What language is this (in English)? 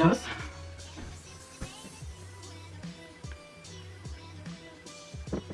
Turkish